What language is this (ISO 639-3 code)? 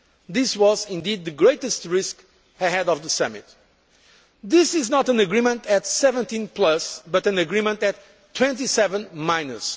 eng